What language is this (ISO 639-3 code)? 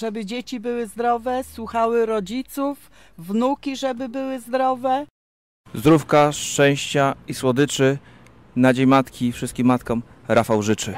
pol